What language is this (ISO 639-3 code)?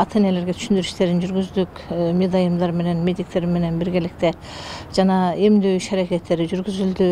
tur